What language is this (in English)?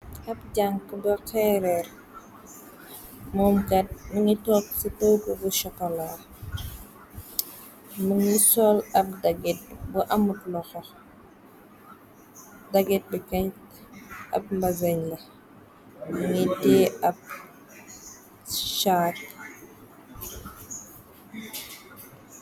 Wolof